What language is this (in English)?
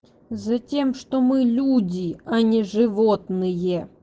Russian